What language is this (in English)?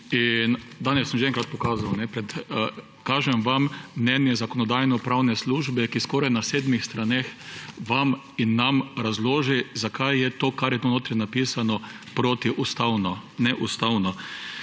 Slovenian